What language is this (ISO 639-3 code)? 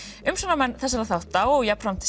isl